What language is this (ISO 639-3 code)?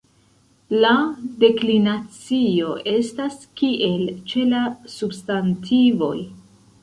epo